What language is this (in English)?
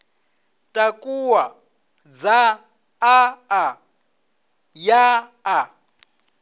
Venda